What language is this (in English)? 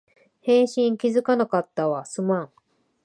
Japanese